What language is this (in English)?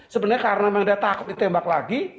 Indonesian